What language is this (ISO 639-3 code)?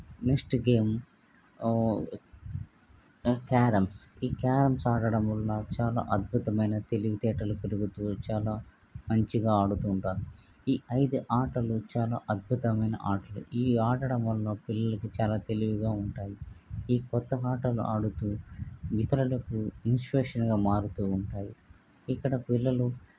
tel